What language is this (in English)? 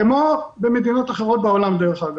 Hebrew